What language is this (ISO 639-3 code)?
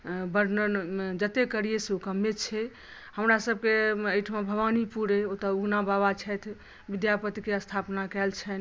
mai